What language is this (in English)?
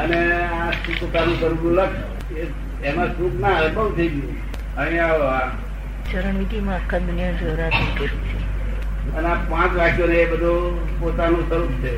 Gujarati